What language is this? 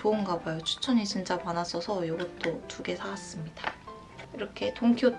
Korean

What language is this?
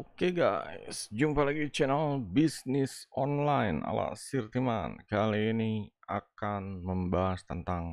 Indonesian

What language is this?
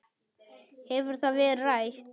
Icelandic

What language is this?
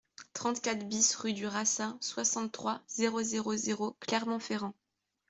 French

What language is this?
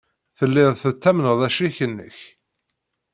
Kabyle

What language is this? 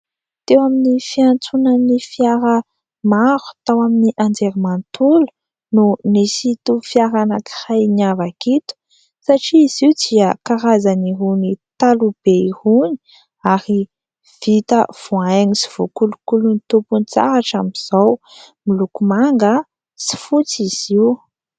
Malagasy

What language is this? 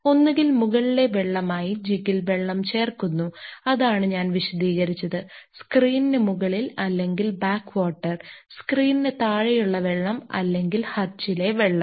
Malayalam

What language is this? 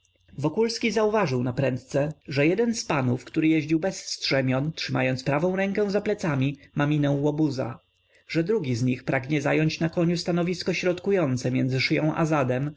Polish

